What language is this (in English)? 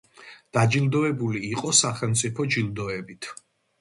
Georgian